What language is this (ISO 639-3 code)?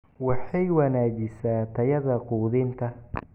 som